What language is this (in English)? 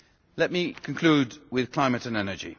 English